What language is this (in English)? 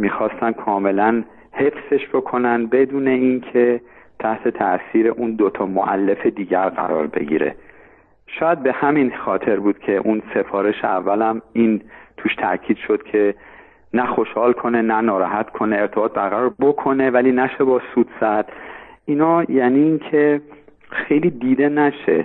Persian